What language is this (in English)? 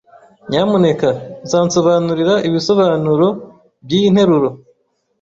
Kinyarwanda